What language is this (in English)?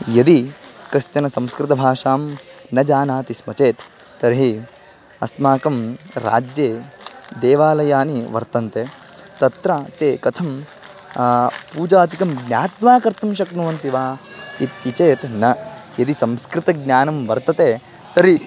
Sanskrit